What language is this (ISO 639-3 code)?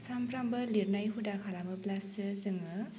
brx